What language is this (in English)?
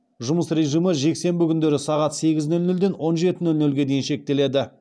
Kazakh